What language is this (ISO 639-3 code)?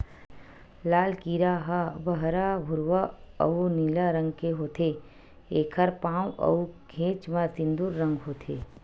hne